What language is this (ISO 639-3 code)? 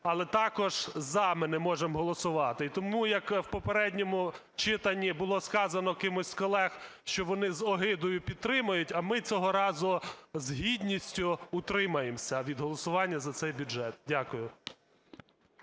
ukr